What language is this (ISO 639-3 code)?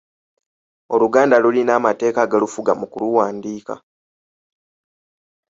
lug